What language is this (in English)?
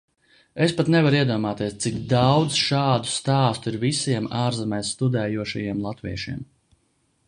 Latvian